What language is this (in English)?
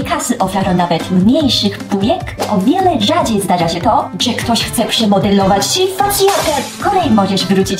Polish